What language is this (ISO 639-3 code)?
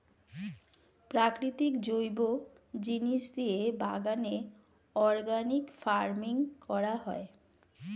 ben